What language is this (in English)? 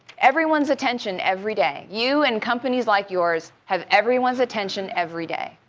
English